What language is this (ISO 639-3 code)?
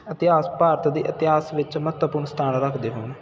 pan